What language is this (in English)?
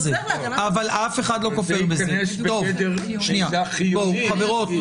Hebrew